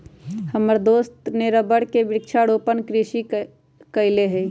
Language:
Magahi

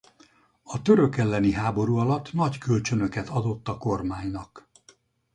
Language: Hungarian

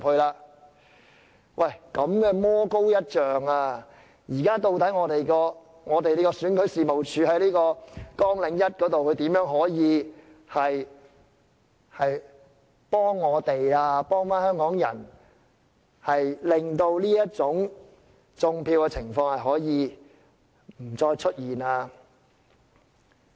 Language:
Cantonese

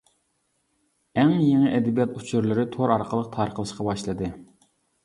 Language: Uyghur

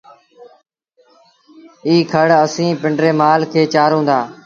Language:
Sindhi Bhil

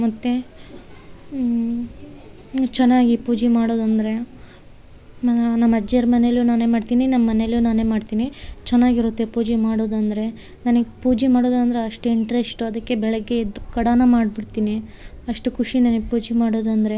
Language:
Kannada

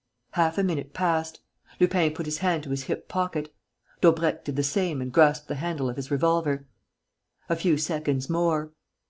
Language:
English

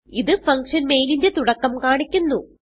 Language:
Malayalam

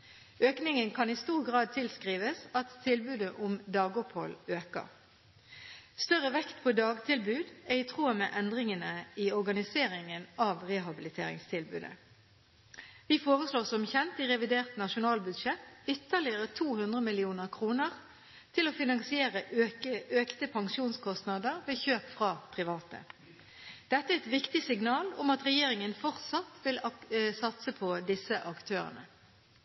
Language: Norwegian Bokmål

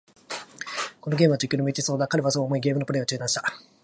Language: Japanese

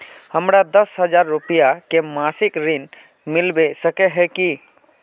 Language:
Magahi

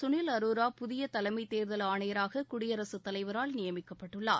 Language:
Tamil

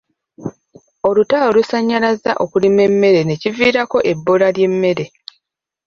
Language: Ganda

